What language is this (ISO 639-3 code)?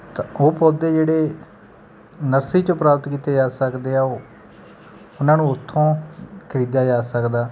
pan